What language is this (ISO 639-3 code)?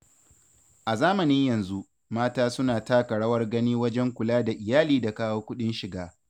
hau